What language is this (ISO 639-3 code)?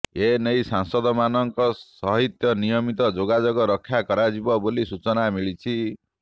ori